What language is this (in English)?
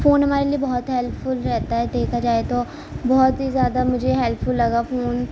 Urdu